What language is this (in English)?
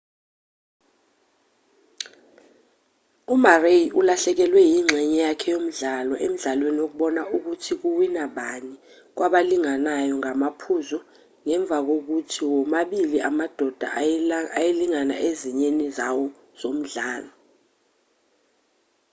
Zulu